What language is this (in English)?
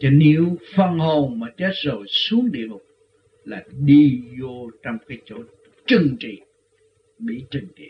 Vietnamese